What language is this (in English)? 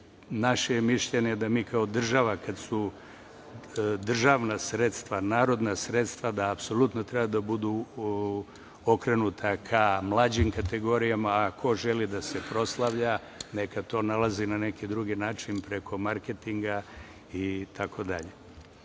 Serbian